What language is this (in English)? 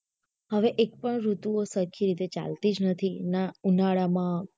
Gujarati